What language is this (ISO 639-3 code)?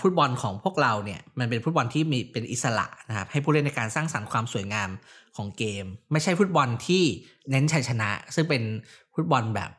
tha